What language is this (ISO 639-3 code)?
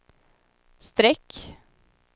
swe